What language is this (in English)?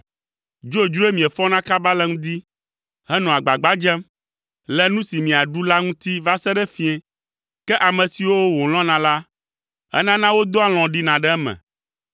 Ewe